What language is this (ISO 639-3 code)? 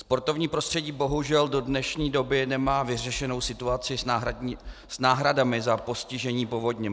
ces